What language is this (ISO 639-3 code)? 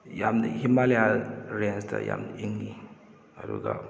mni